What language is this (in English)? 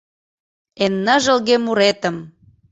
Mari